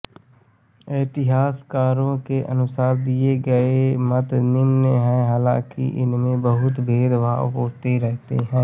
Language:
Hindi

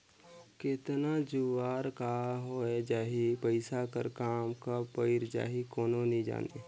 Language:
Chhattisgarhi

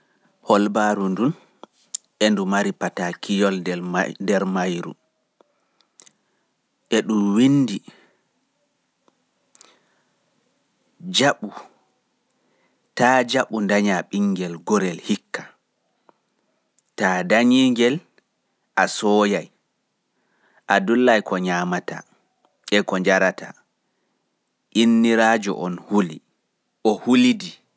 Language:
Fula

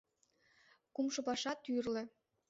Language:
Mari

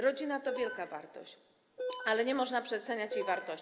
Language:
Polish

